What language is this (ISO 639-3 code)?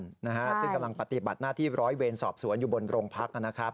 tha